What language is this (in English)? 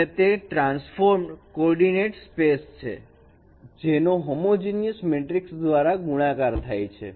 Gujarati